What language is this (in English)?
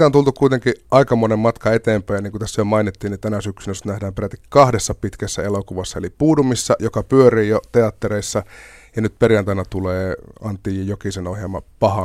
Finnish